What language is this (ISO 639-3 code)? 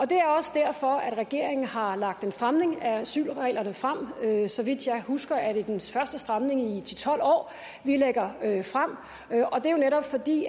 dan